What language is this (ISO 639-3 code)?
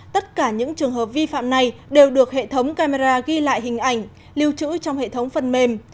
vie